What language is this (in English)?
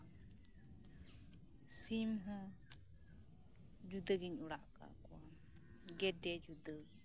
Santali